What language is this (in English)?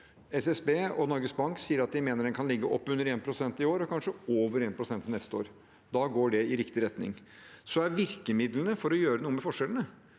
Norwegian